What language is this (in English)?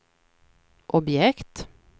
Swedish